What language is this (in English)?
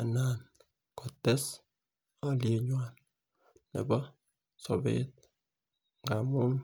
Kalenjin